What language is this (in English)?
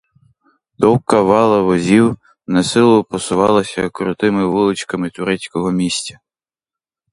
Ukrainian